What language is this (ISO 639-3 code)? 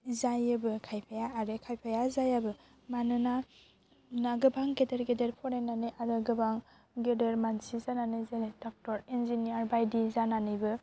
brx